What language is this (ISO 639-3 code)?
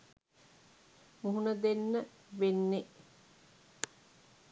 sin